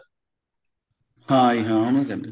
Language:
Punjabi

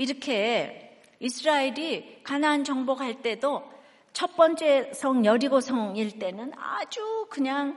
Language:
Korean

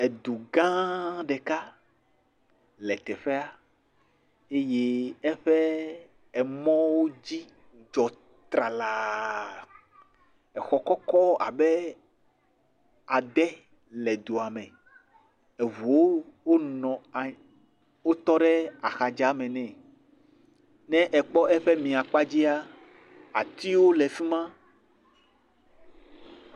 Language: Ewe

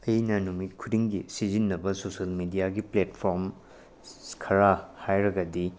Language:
Manipuri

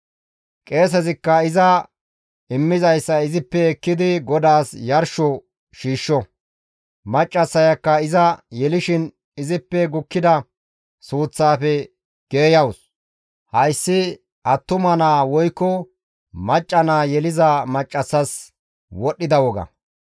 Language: Gamo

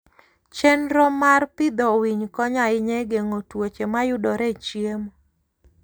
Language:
Luo (Kenya and Tanzania)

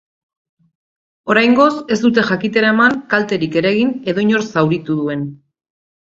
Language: Basque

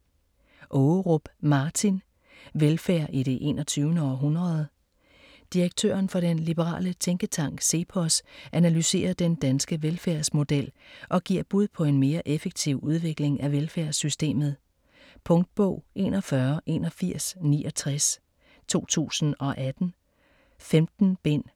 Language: Danish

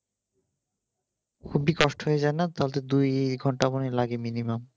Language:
Bangla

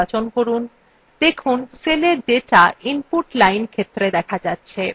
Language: Bangla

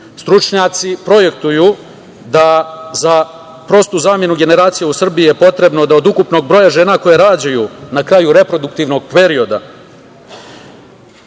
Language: Serbian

